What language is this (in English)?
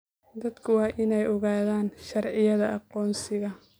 Somali